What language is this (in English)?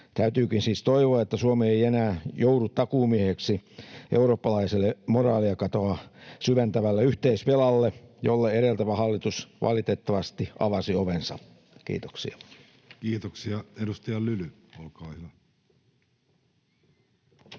Finnish